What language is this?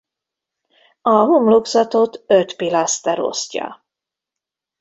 Hungarian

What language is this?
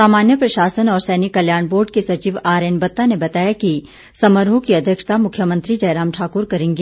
Hindi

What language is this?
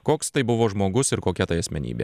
Lithuanian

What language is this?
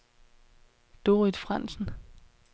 Danish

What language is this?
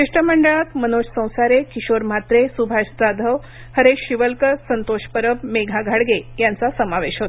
Marathi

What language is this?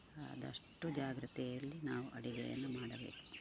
Kannada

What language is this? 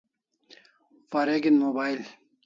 Kalasha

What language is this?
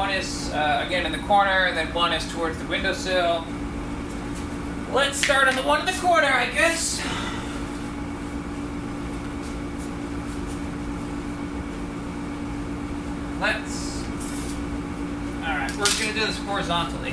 English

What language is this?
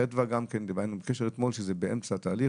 Hebrew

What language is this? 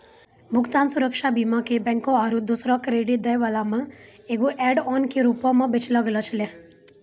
Maithili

